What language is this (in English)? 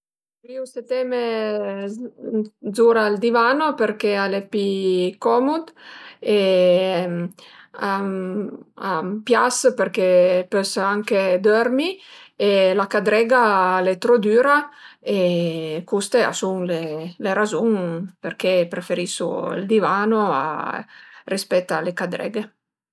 Piedmontese